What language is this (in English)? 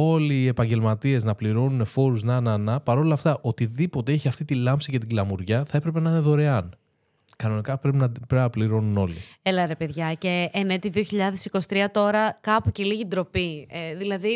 Greek